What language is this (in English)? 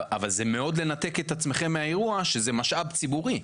Hebrew